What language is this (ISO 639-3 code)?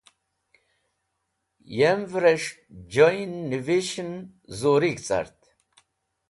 wbl